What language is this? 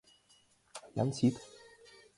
Mari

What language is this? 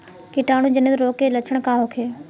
Bhojpuri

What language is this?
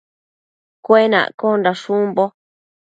Matsés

